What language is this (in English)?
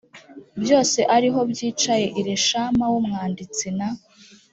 Kinyarwanda